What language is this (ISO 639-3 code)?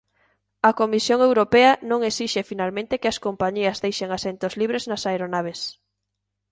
glg